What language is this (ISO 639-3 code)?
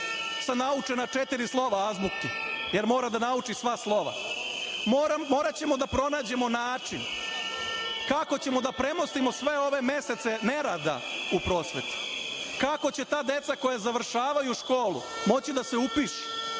srp